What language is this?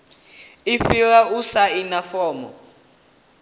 Venda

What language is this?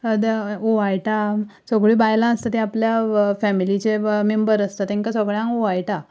Konkani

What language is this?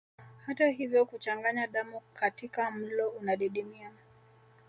Swahili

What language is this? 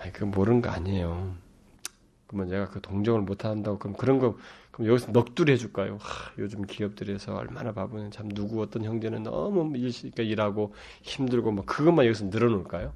Korean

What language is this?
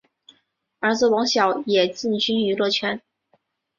Chinese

